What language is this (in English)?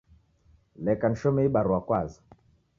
Taita